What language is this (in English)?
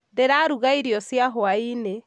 Kikuyu